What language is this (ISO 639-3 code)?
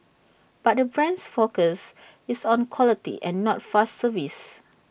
eng